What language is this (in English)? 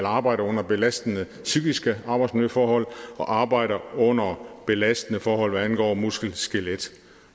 Danish